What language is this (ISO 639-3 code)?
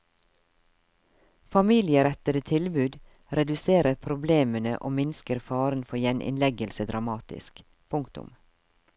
nor